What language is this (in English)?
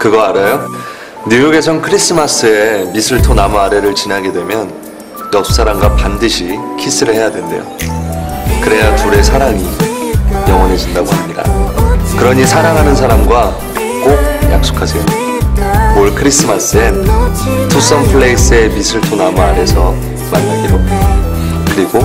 Korean